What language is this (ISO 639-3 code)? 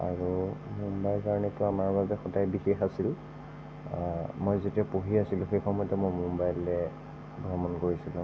asm